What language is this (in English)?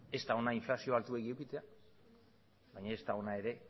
Basque